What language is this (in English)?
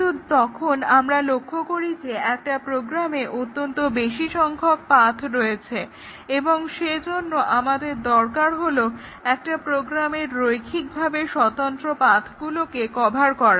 Bangla